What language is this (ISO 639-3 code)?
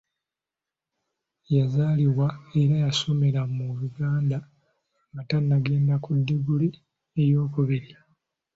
lug